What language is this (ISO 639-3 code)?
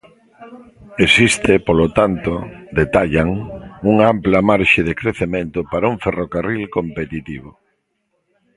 glg